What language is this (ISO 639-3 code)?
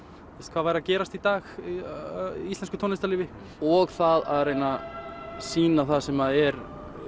isl